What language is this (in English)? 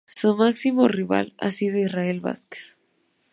Spanish